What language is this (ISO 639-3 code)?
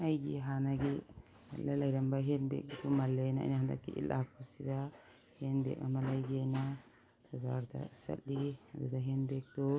mni